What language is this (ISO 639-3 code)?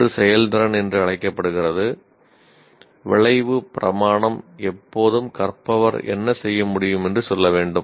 tam